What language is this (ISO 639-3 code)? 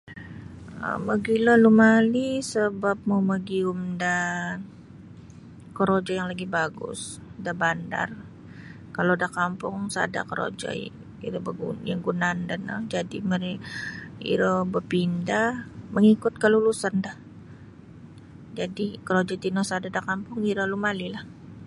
bsy